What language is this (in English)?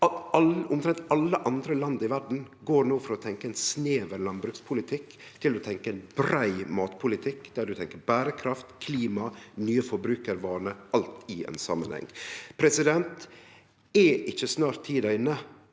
Norwegian